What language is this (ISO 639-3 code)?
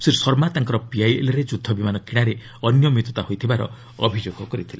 ori